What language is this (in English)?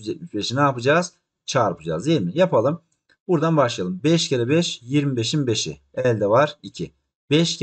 Turkish